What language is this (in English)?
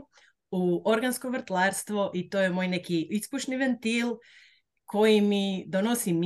Croatian